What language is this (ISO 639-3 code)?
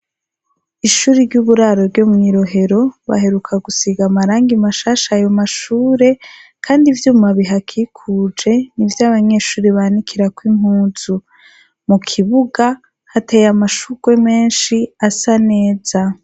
run